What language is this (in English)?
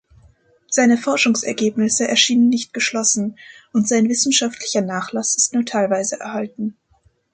German